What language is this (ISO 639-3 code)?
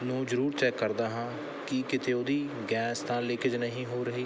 pan